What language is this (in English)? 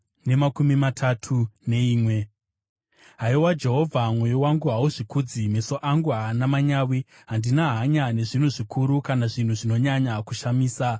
Shona